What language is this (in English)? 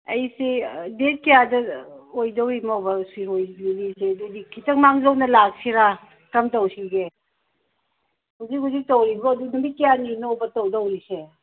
Manipuri